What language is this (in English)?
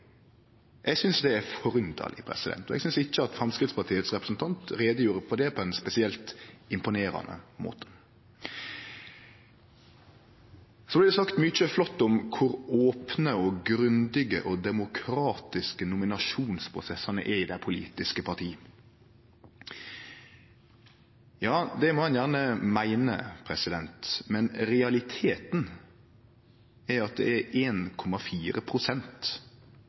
Norwegian Nynorsk